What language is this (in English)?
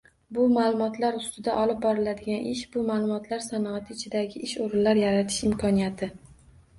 Uzbek